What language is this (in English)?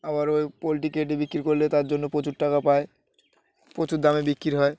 Bangla